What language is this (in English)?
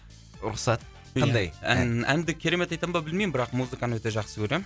Kazakh